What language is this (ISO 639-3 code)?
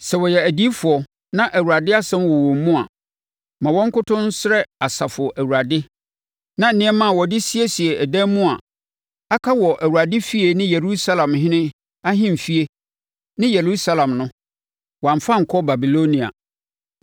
aka